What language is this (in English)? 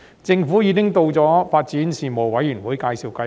Cantonese